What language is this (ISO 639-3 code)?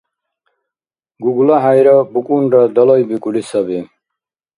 dar